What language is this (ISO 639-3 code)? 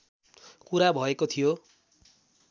nep